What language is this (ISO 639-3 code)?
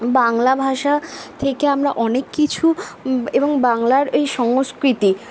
ben